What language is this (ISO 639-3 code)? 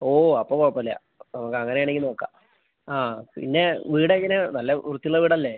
mal